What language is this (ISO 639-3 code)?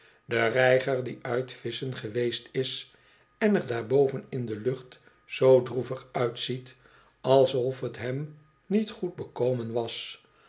nld